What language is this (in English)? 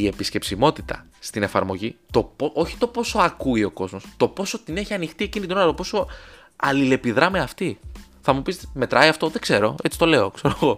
Greek